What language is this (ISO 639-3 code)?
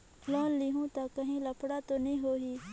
hne